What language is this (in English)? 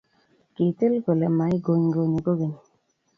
Kalenjin